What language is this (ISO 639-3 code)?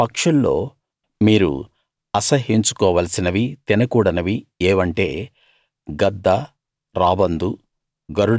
tel